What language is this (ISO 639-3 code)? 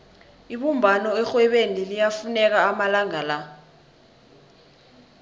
nbl